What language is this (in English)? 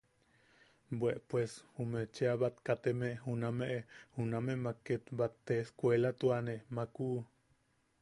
Yaqui